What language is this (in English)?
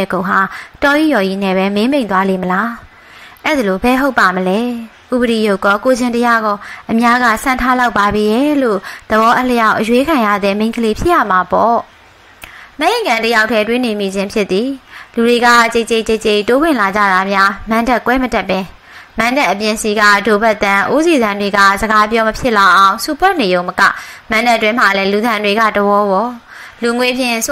Thai